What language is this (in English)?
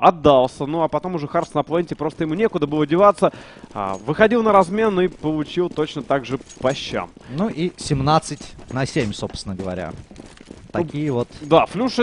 Russian